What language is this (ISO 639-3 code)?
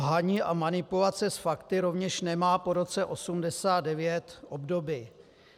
ces